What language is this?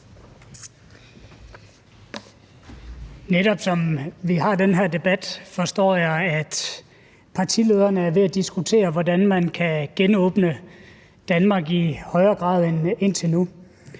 Danish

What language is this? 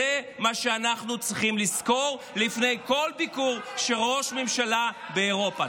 Hebrew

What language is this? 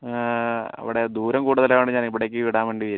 Malayalam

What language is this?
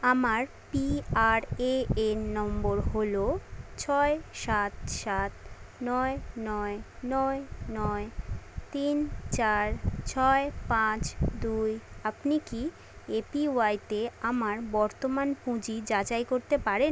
Bangla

